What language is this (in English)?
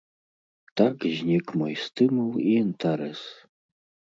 Belarusian